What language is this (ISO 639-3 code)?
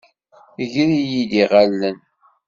kab